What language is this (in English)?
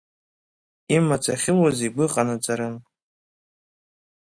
Abkhazian